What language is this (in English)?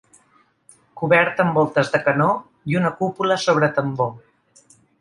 Catalan